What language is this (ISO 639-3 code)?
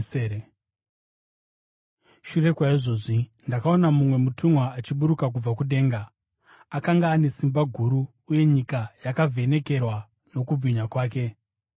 sna